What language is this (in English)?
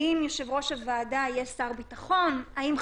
Hebrew